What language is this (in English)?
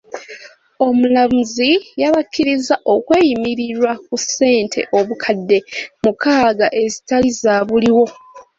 Ganda